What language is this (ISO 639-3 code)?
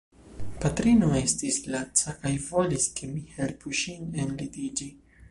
epo